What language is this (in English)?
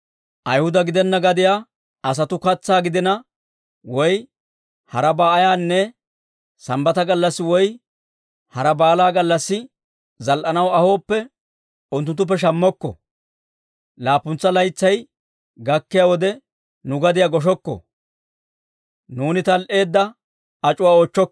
Dawro